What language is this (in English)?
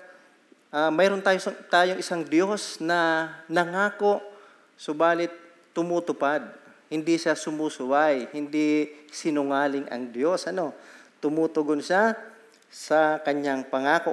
Filipino